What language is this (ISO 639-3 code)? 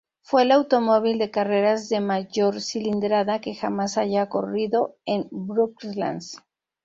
spa